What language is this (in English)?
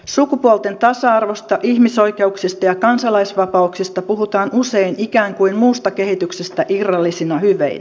Finnish